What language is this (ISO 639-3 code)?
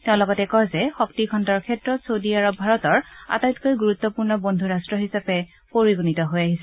asm